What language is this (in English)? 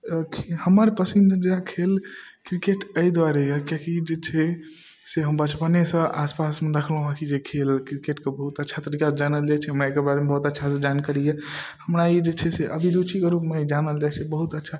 Maithili